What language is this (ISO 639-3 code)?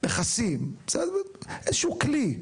heb